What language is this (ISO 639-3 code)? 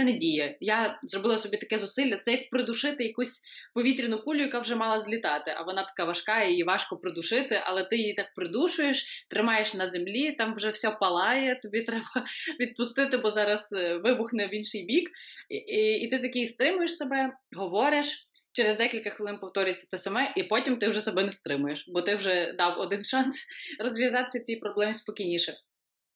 ukr